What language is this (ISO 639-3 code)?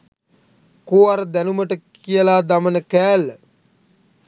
sin